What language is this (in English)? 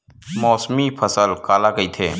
Chhattisgarhi